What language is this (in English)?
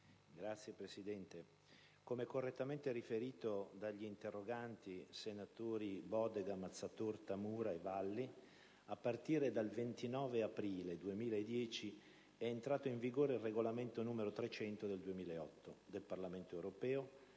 Italian